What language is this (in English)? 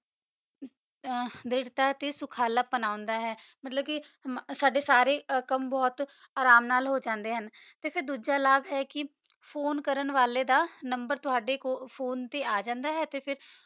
Punjabi